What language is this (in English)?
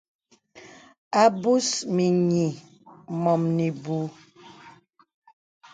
Bebele